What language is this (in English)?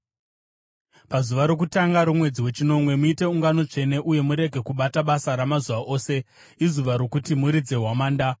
Shona